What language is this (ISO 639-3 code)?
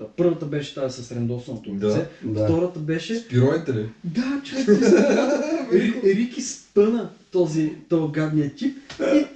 bul